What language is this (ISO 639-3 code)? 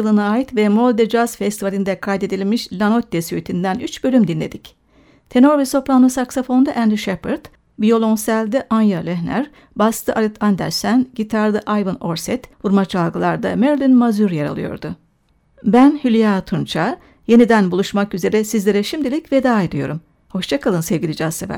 tur